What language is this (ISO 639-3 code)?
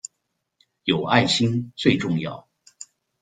zho